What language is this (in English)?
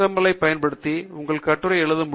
Tamil